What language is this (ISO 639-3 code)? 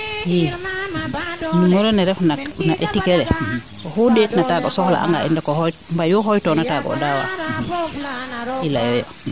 srr